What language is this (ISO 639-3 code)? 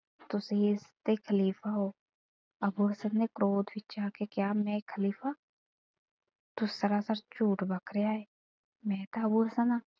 pan